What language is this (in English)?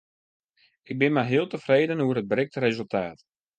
Western Frisian